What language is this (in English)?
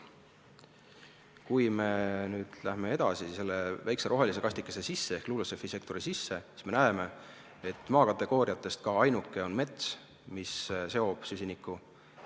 Estonian